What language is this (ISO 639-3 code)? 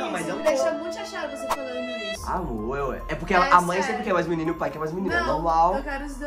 por